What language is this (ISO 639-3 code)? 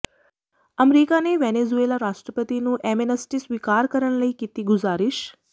pan